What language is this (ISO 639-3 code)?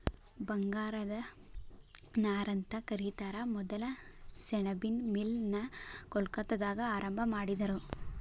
kan